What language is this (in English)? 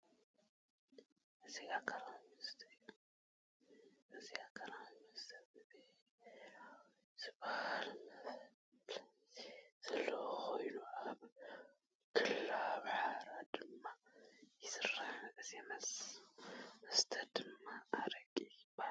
Tigrinya